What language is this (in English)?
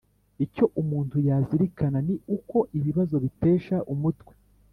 Kinyarwanda